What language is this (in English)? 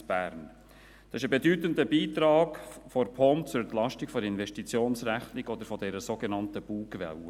Swiss German